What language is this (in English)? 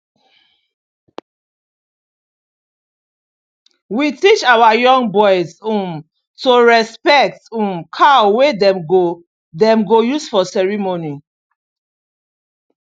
Nigerian Pidgin